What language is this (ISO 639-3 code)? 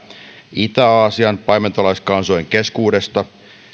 fin